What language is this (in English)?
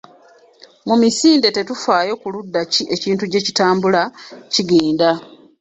Ganda